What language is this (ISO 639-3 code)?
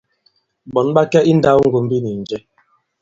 abb